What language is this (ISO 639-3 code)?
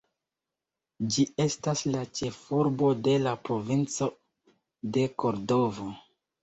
epo